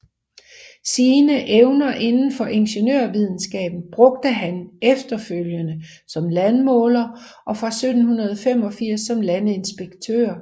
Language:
Danish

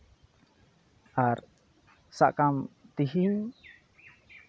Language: Santali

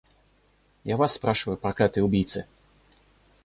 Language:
Russian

